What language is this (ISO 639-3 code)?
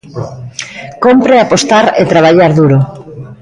glg